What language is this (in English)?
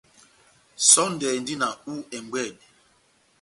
Batanga